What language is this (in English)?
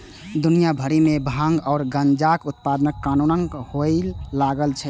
Maithili